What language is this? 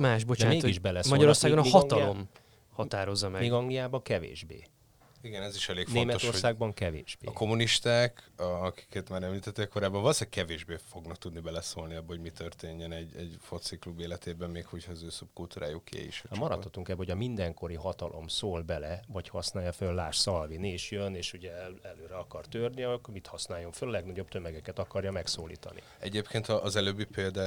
Hungarian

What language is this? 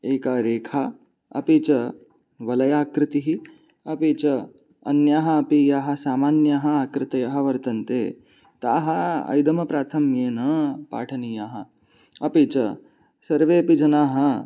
Sanskrit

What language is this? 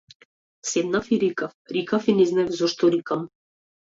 Macedonian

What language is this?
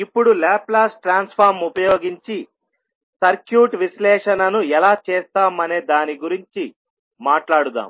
Telugu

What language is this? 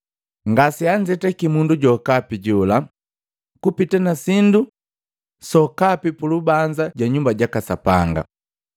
Matengo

